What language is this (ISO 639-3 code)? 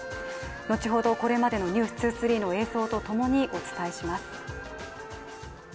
jpn